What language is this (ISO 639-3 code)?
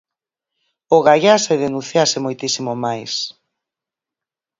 glg